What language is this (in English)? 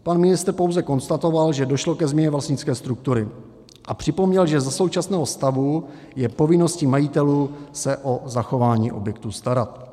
Czech